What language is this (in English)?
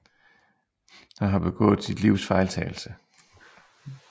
Danish